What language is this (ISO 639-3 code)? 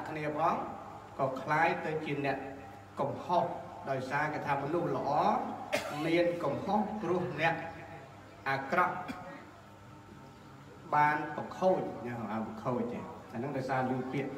tha